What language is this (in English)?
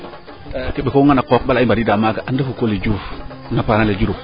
Serer